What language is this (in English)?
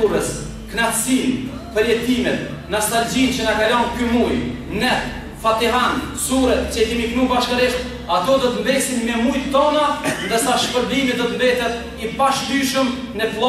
Romanian